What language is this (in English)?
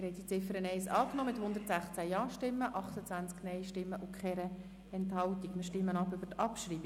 Swiss German